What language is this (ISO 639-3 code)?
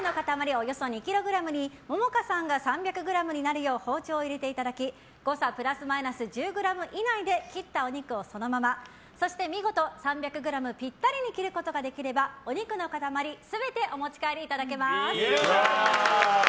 jpn